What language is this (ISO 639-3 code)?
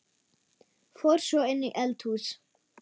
isl